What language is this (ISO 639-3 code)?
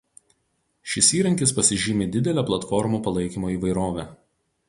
lit